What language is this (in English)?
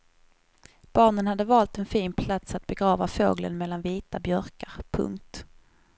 Swedish